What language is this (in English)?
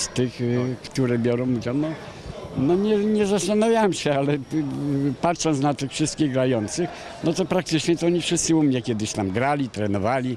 Polish